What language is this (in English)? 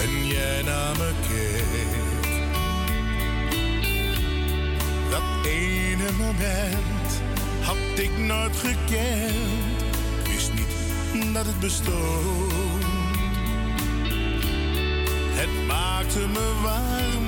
Dutch